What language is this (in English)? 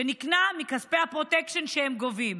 Hebrew